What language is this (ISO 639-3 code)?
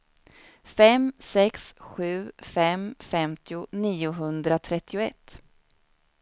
swe